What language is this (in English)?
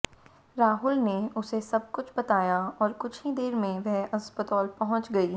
Hindi